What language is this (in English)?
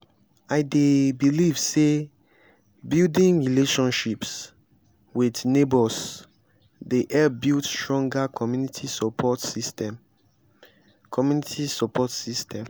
Nigerian Pidgin